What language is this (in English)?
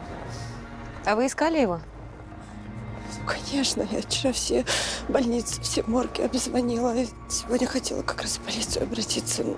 Russian